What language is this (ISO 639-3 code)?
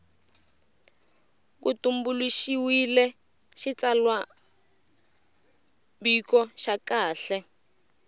tso